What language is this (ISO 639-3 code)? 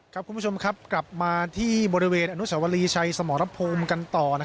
tha